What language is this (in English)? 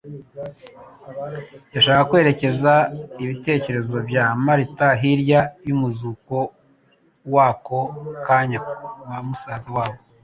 Kinyarwanda